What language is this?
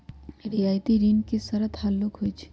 Magahi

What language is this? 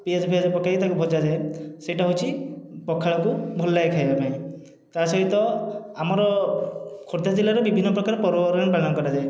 Odia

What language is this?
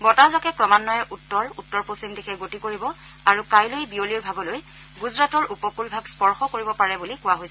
Assamese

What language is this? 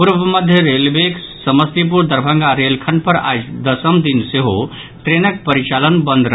Maithili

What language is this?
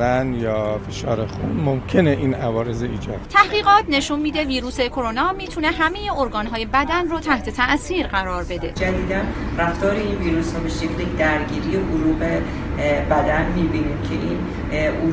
Persian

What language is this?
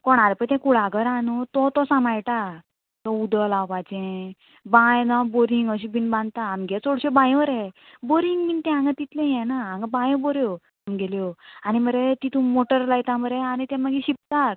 Konkani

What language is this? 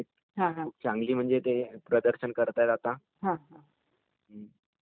Marathi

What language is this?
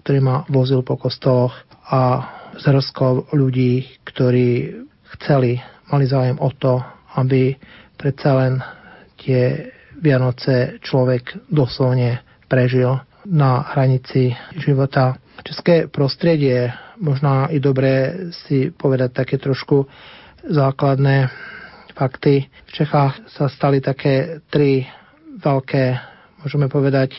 Slovak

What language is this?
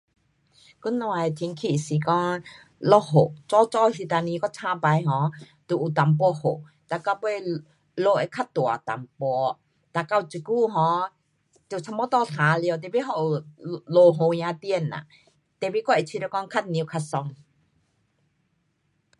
Pu-Xian Chinese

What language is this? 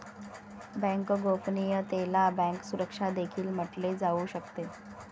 Marathi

